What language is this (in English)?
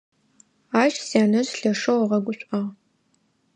Adyghe